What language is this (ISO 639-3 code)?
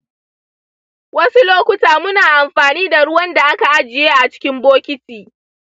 hau